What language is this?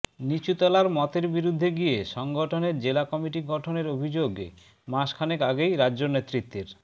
Bangla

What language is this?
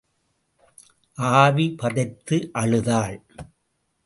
Tamil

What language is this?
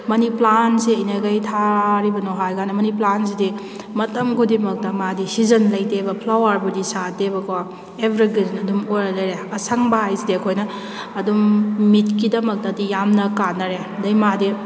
Manipuri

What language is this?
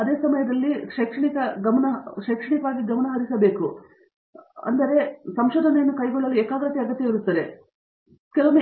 Kannada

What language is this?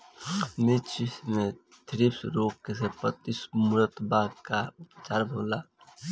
Bhojpuri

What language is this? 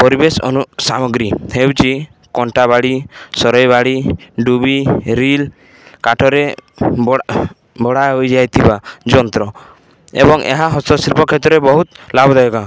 Odia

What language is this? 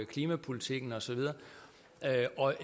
Danish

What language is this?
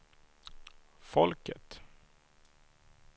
Swedish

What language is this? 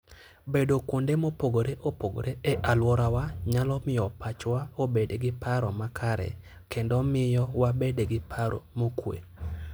Luo (Kenya and Tanzania)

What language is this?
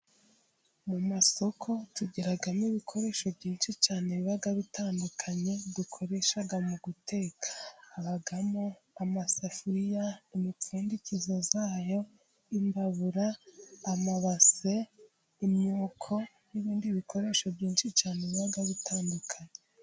Kinyarwanda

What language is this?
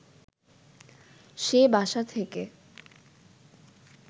Bangla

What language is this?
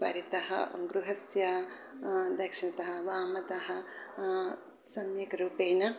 Sanskrit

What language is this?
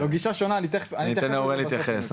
Hebrew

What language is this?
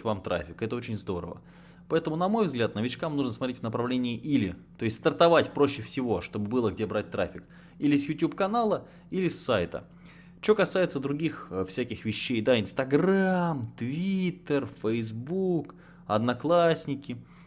Russian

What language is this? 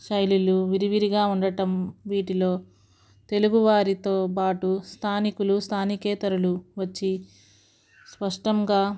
Telugu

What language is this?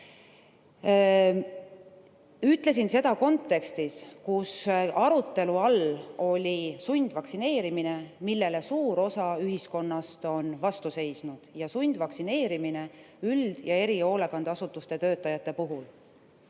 Estonian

